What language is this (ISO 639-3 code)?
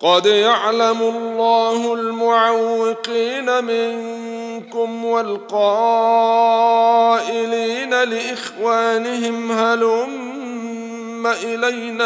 ara